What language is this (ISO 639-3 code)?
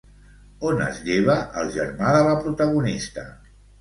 cat